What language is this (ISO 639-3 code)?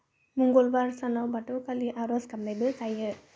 brx